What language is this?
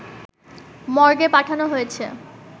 Bangla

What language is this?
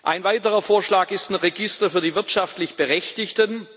German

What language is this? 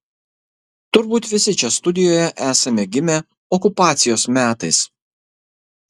Lithuanian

